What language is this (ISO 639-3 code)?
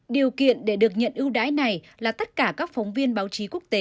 vie